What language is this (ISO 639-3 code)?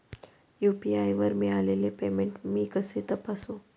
mar